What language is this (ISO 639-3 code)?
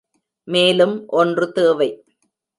tam